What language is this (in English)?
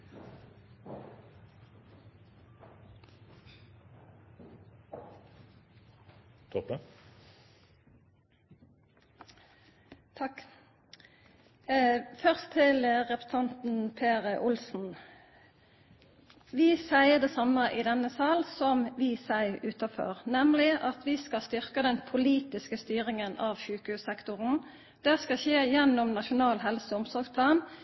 Norwegian Nynorsk